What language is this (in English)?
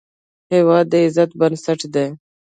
Pashto